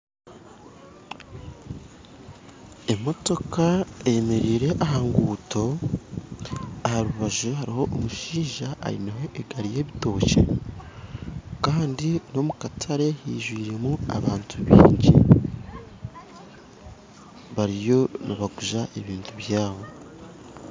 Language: Nyankole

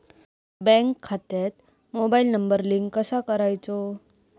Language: Marathi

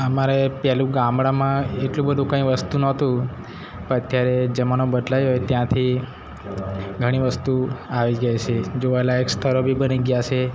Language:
Gujarati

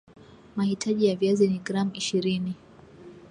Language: Swahili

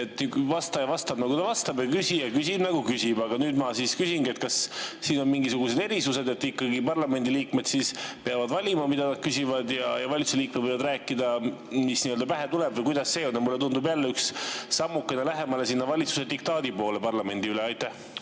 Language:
Estonian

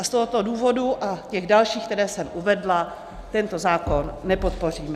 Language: Czech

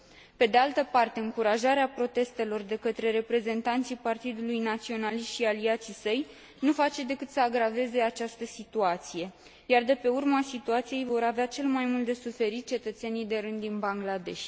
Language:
Romanian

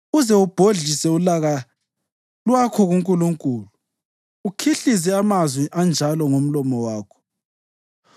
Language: North Ndebele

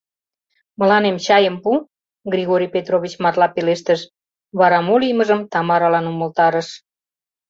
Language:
Mari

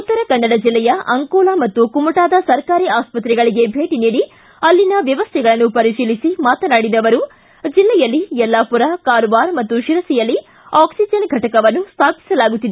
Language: Kannada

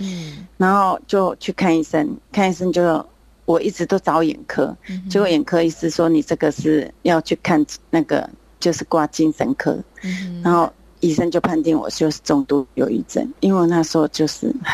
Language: Chinese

